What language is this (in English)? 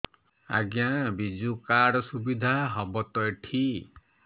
Odia